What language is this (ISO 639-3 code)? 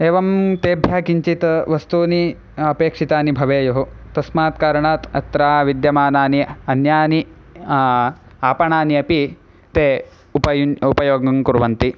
san